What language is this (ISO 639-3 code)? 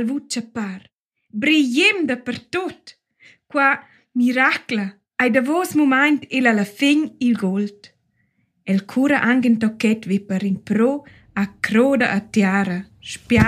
msa